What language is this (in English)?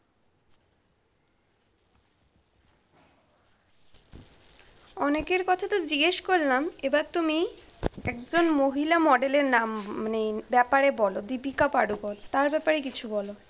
Bangla